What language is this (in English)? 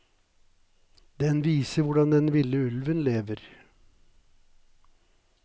Norwegian